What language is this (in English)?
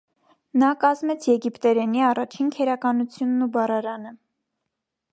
Armenian